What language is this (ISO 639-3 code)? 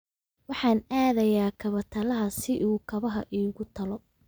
som